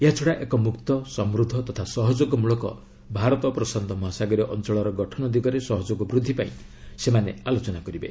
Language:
Odia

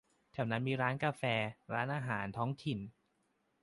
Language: Thai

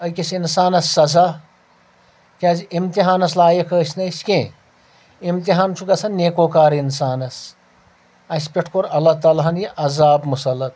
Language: Kashmiri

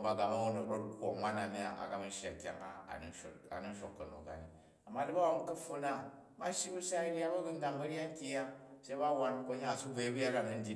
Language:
Jju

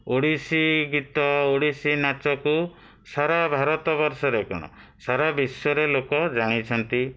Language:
Odia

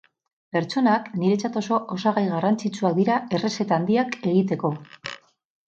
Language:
Basque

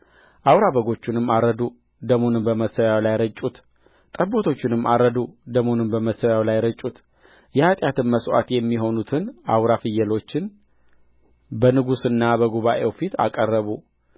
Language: Amharic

